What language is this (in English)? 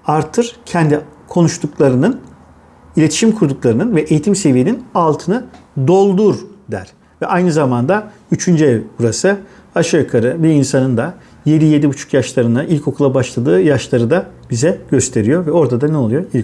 Turkish